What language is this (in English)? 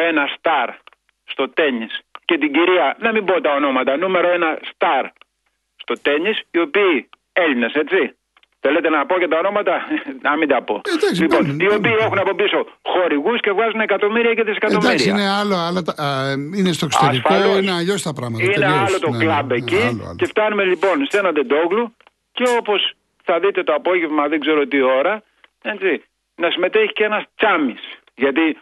Greek